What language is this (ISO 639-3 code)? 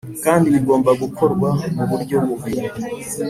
kin